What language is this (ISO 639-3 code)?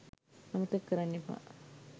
sin